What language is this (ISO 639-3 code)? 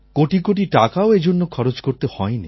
ben